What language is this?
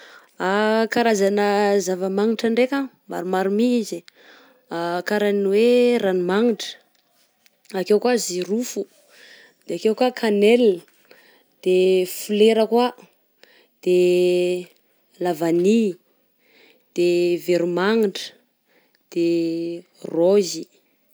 Southern Betsimisaraka Malagasy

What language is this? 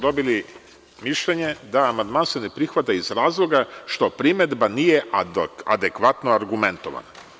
Serbian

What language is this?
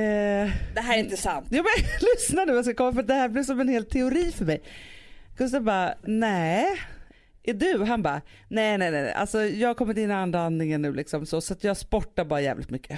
Swedish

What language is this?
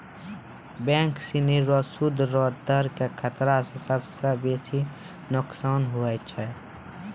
Maithili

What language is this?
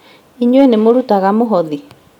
Kikuyu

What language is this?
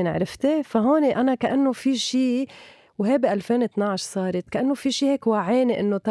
Arabic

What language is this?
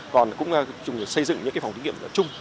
Vietnamese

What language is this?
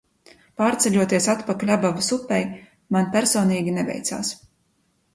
Latvian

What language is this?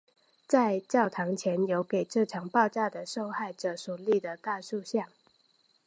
Chinese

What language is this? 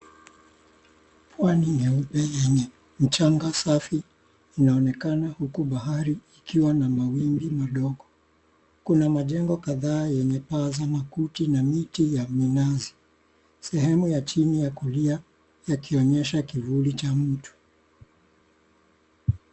Swahili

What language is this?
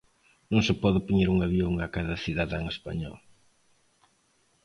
Galician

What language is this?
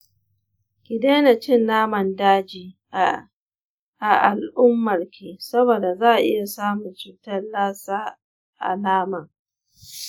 Hausa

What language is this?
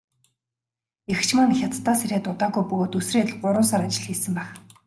Mongolian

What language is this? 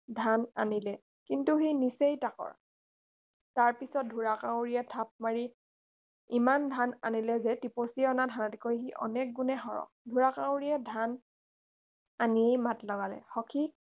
Assamese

